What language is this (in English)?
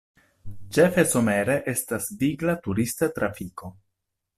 Esperanto